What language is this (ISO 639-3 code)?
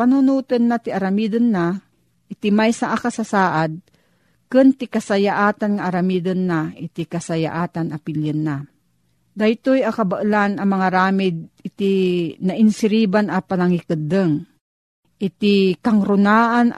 fil